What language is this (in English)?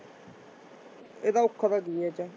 Punjabi